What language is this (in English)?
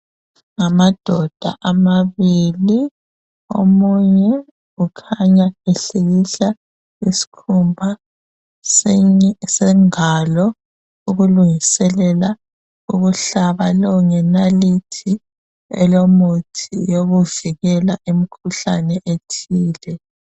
North Ndebele